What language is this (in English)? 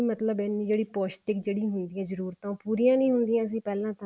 Punjabi